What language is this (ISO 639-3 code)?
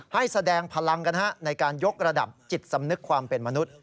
tha